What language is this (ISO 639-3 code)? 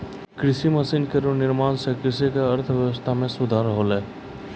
mai